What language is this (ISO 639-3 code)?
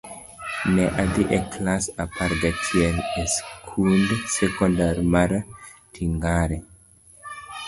luo